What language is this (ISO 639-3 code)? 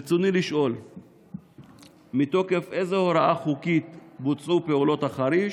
heb